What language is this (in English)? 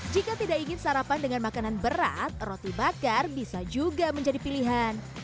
Indonesian